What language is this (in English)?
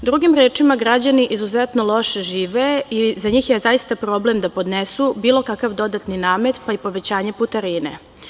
Serbian